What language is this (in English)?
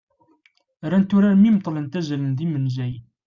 Kabyle